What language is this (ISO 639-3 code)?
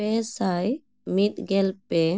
sat